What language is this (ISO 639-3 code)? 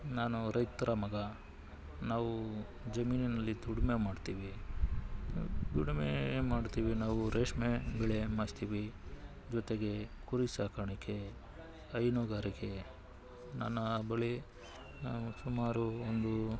kan